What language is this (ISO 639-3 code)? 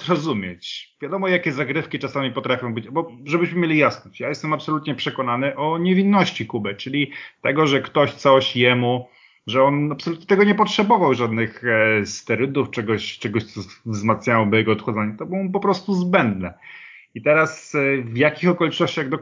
pol